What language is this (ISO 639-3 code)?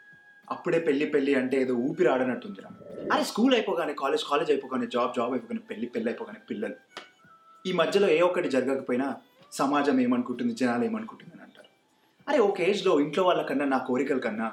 tel